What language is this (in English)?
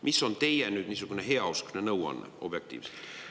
Estonian